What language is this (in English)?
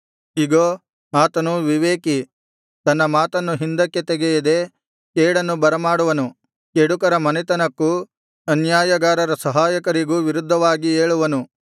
Kannada